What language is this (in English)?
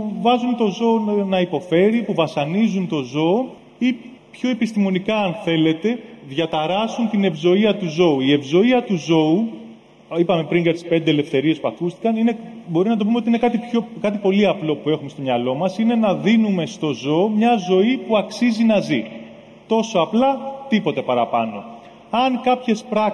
Greek